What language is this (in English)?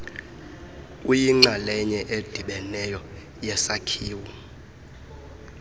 Xhosa